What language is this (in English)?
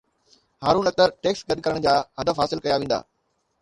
Sindhi